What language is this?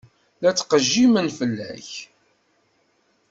Kabyle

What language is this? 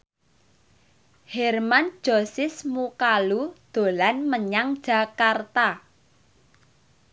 Javanese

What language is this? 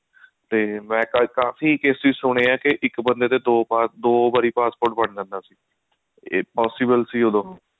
Punjabi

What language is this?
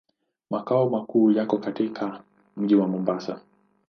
Swahili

